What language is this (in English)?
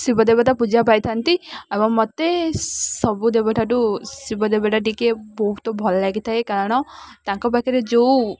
Odia